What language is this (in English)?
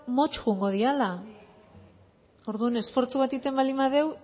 Basque